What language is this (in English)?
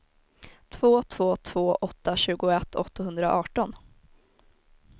Swedish